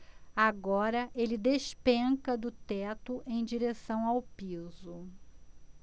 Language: Portuguese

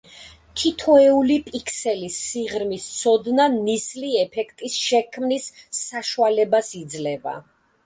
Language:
Georgian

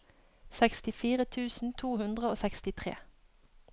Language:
Norwegian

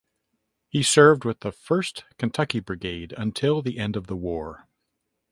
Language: English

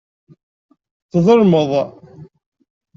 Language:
Kabyle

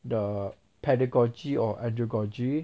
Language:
English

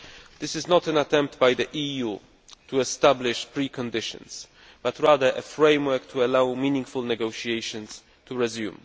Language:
English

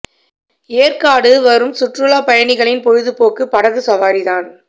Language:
Tamil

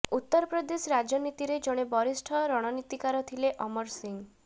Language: Odia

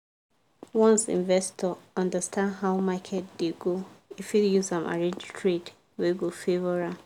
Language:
Nigerian Pidgin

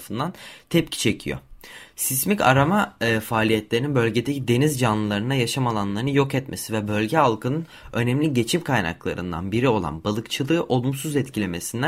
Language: Turkish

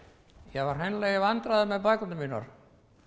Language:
Icelandic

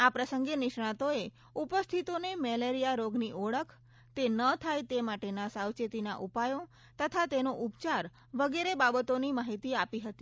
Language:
Gujarati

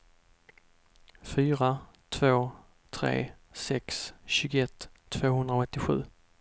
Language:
Swedish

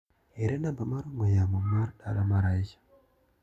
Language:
Luo (Kenya and Tanzania)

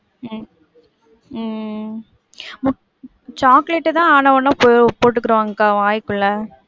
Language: Tamil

